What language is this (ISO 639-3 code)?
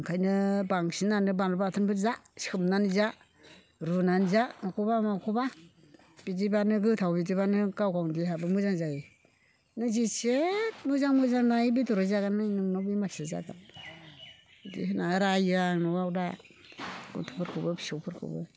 brx